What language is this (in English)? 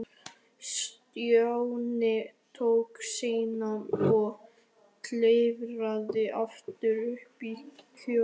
Icelandic